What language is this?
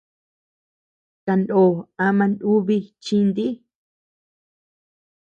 Tepeuxila Cuicatec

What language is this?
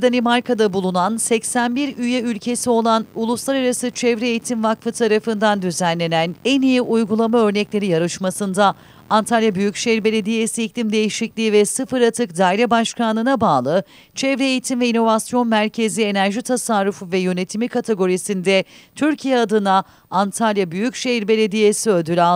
Turkish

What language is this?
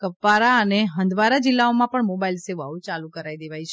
Gujarati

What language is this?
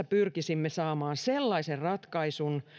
Finnish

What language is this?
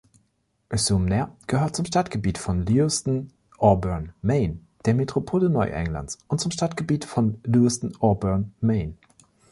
German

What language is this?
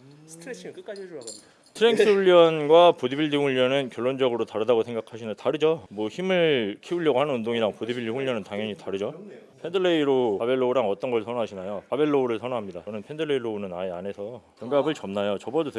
Korean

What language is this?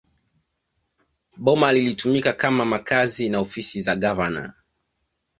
Swahili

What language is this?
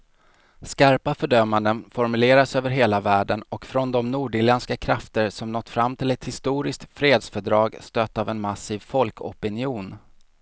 Swedish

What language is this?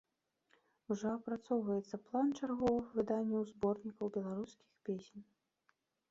Belarusian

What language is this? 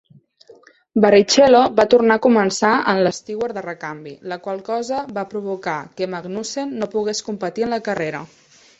Catalan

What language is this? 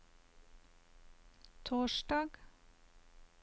Norwegian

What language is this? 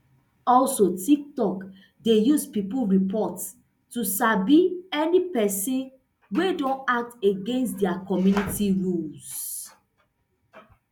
Nigerian Pidgin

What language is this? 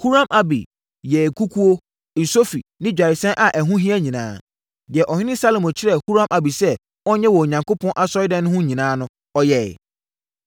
Akan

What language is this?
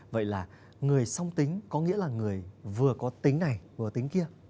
Vietnamese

